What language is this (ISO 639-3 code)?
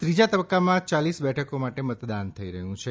guj